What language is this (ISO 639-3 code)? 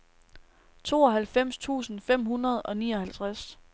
dan